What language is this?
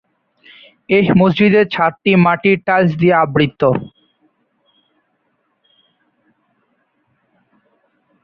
Bangla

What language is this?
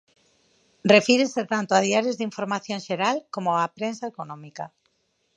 Galician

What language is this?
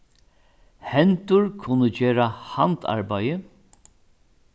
Faroese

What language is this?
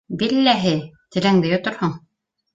Bashkir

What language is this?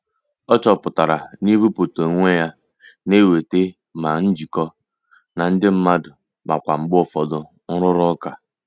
Igbo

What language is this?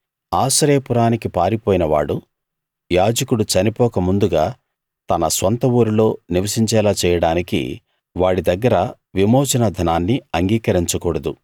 Telugu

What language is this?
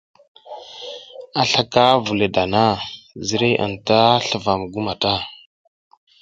South Giziga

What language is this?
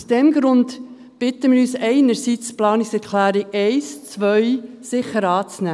Swiss German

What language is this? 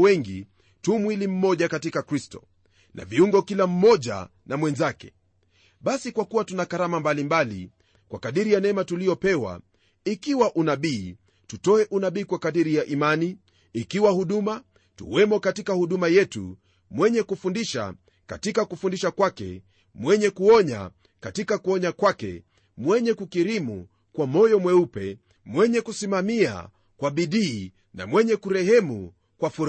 Swahili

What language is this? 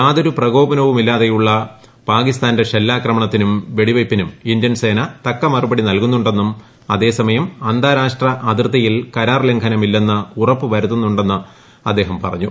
Malayalam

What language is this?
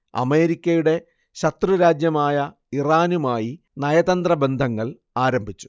Malayalam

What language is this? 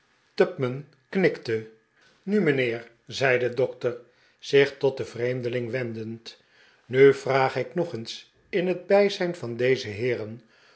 Dutch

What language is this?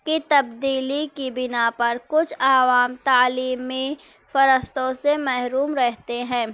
Urdu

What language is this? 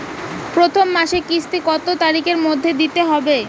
Bangla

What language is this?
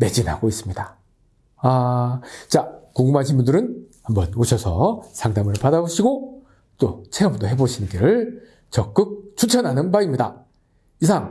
Korean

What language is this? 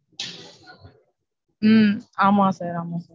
Tamil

